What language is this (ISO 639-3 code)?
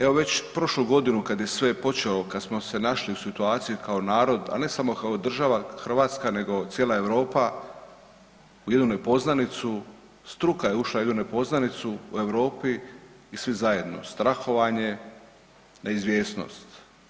hrv